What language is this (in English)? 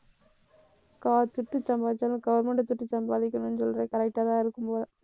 Tamil